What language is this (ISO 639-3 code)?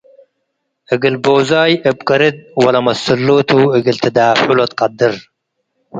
tig